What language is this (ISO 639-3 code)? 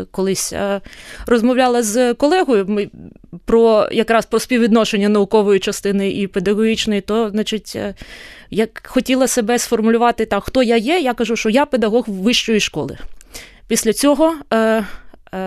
ukr